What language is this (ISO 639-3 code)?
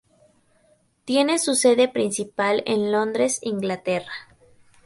spa